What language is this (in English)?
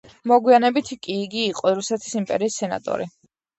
Georgian